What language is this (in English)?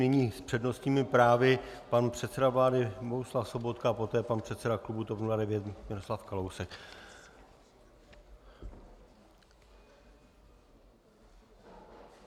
Czech